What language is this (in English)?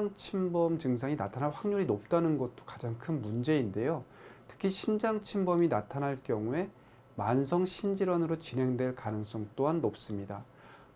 Korean